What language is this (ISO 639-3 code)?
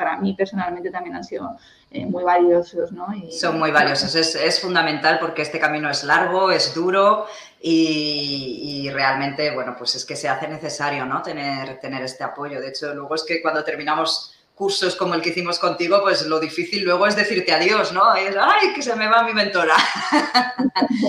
spa